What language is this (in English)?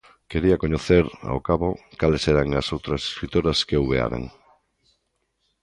Galician